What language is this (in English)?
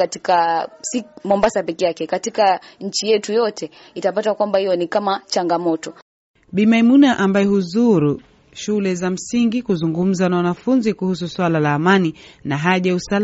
Swahili